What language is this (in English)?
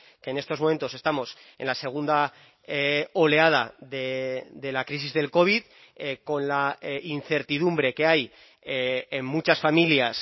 Spanish